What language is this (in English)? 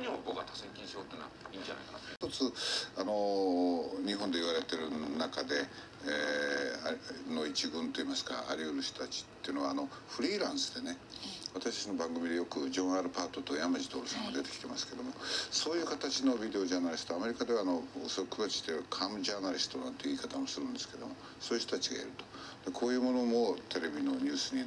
Japanese